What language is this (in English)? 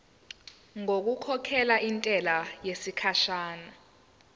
Zulu